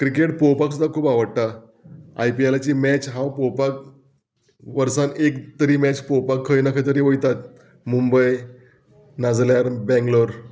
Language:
Konkani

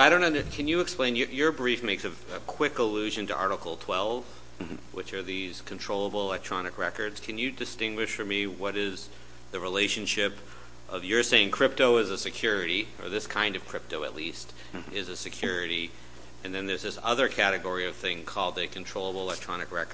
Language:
English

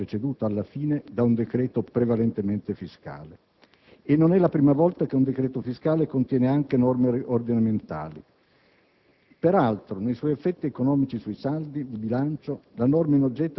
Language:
Italian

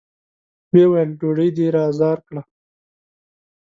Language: Pashto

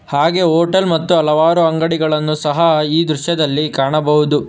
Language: Kannada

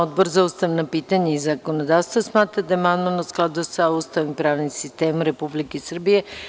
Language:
Serbian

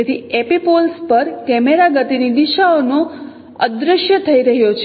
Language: Gujarati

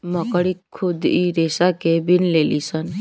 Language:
Bhojpuri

